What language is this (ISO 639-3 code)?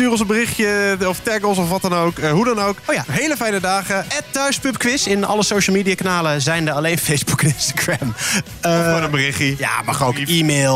nld